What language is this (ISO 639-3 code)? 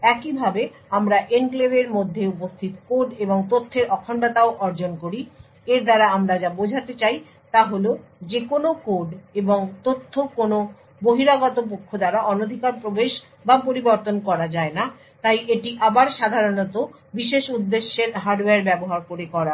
ben